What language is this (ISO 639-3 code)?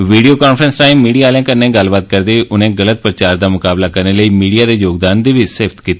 doi